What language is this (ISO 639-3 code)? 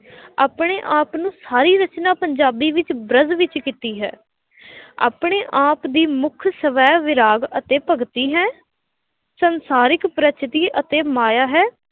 pan